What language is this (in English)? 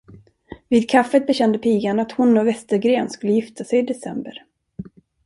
Swedish